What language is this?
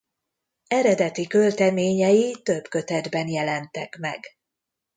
Hungarian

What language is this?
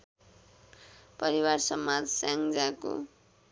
Nepali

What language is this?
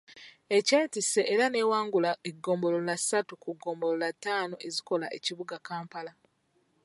Ganda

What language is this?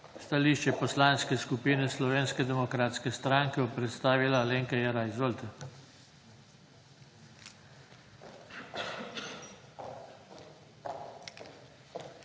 Slovenian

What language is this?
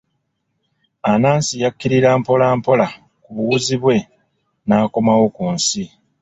Ganda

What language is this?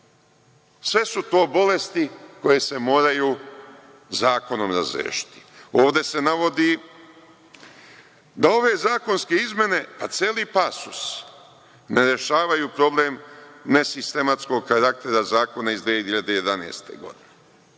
Serbian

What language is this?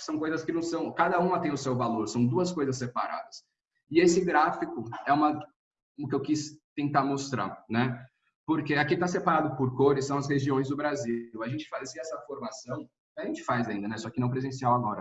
Portuguese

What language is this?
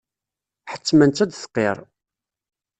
Kabyle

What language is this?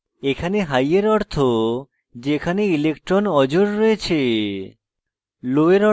Bangla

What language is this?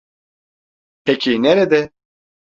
Turkish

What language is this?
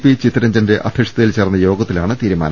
Malayalam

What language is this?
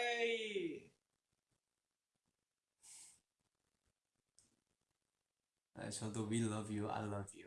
Korean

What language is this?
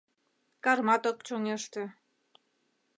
Mari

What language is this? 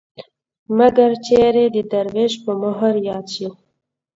Pashto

